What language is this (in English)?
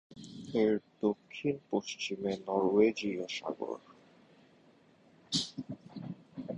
Bangla